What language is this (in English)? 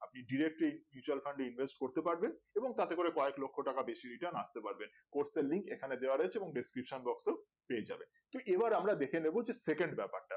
Bangla